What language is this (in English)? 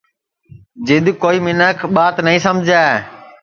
Sansi